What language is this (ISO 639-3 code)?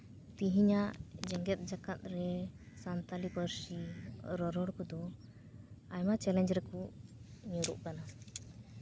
sat